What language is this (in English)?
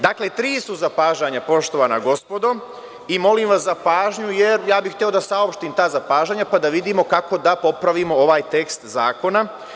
Serbian